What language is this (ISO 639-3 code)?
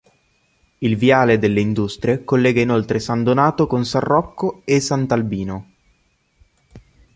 ita